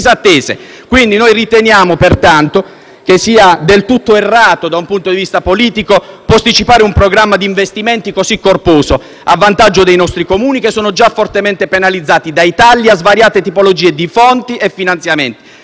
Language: Italian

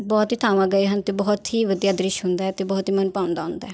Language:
Punjabi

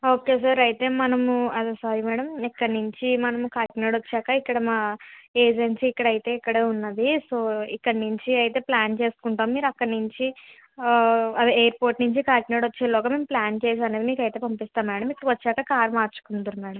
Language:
Telugu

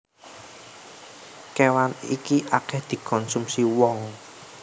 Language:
Javanese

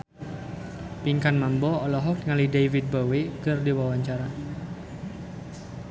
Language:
Sundanese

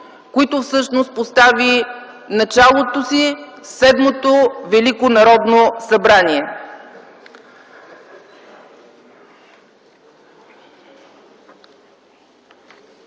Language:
Bulgarian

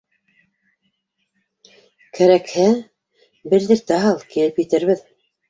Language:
Bashkir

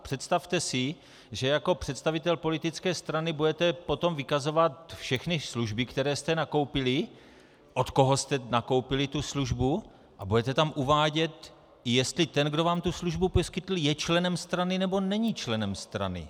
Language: Czech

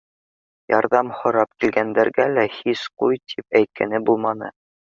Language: Bashkir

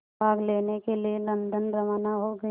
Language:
Hindi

